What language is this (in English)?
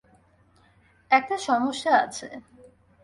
Bangla